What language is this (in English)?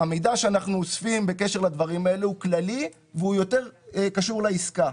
Hebrew